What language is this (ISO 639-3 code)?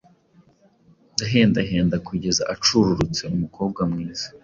kin